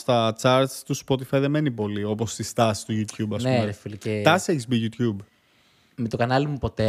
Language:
Greek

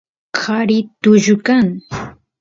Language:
Santiago del Estero Quichua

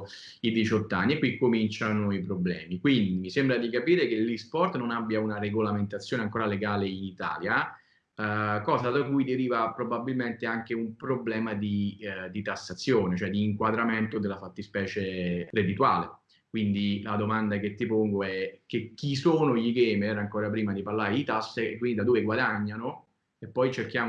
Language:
Italian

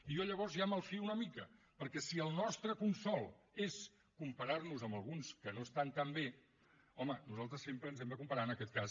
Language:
Catalan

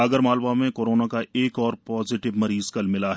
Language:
Hindi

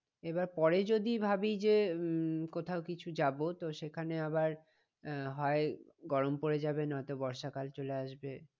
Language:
Bangla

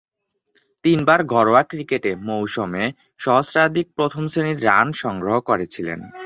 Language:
Bangla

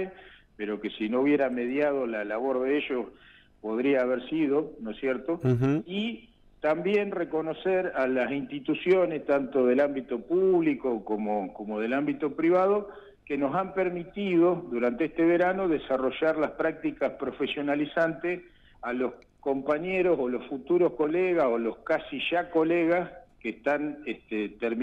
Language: Spanish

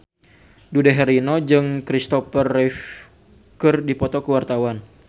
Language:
Sundanese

